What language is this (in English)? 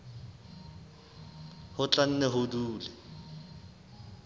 Southern Sotho